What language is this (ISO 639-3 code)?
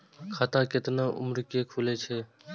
mai